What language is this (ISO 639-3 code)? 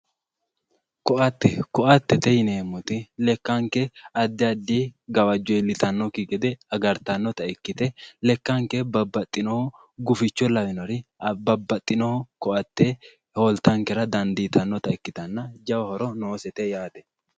sid